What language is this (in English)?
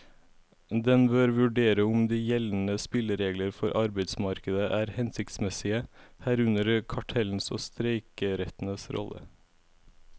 Norwegian